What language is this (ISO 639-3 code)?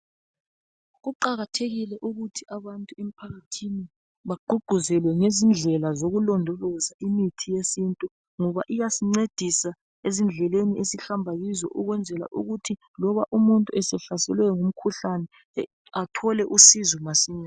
nde